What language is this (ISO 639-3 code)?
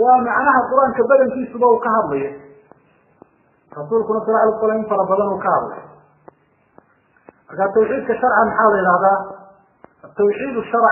ara